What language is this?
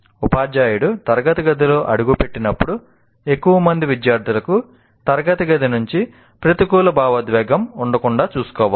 Telugu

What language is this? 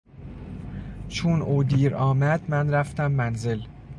Persian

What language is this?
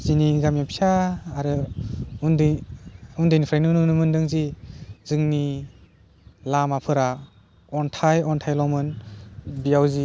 Bodo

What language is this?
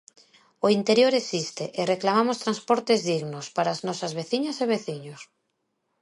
Galician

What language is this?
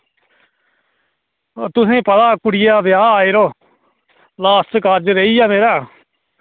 Dogri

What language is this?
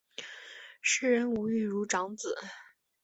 Chinese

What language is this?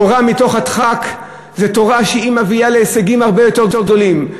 Hebrew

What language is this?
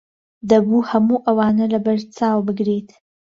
Central Kurdish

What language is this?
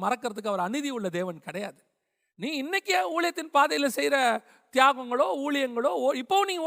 Tamil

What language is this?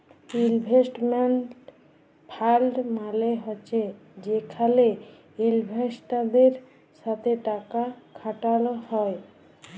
Bangla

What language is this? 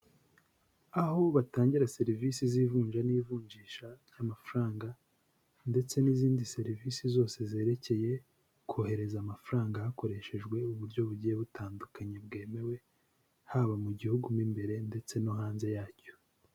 Kinyarwanda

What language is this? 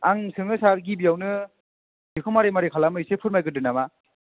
Bodo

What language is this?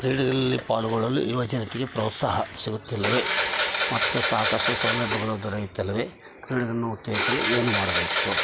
Kannada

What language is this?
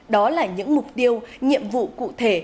Vietnamese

